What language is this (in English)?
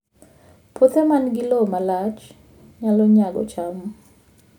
Luo (Kenya and Tanzania)